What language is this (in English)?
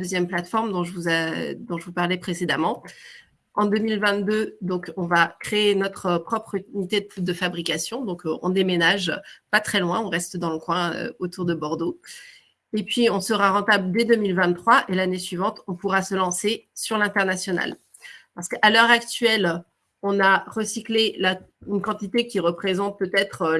French